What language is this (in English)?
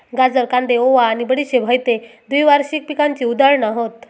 Marathi